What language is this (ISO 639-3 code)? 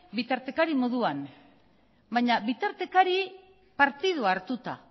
eus